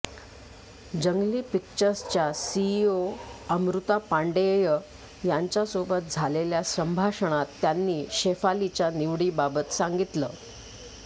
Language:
Marathi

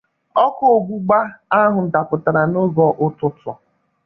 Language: Igbo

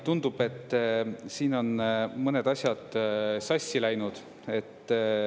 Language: Estonian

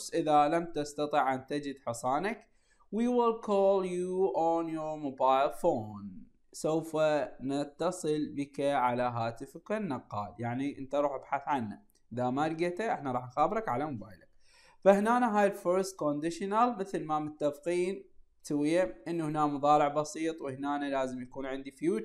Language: Arabic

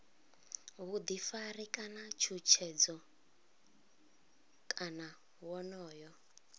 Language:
Venda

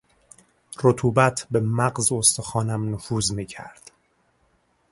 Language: Persian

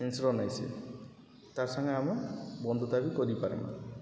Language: Odia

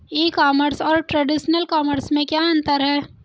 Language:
Hindi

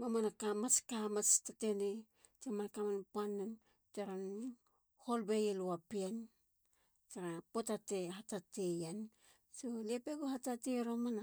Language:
Halia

